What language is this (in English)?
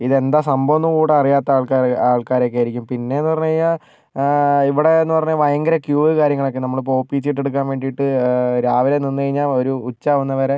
Malayalam